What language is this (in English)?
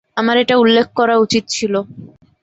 Bangla